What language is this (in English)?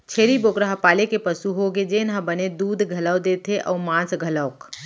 Chhattisgarhi